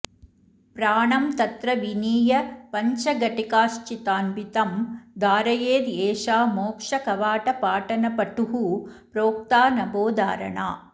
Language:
Sanskrit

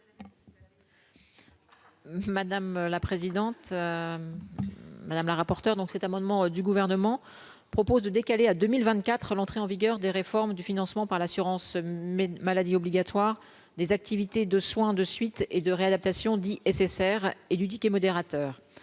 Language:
French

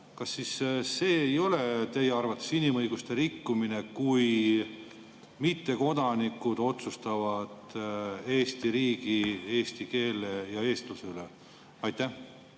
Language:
Estonian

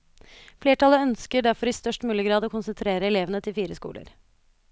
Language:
Norwegian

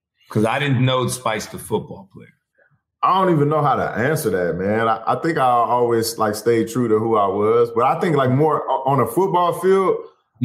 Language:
English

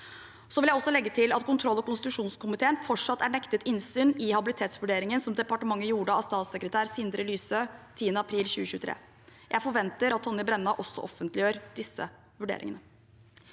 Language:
Norwegian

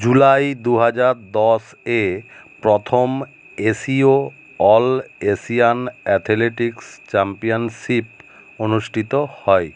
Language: Bangla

